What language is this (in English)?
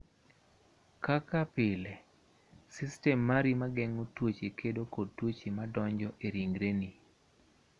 Luo (Kenya and Tanzania)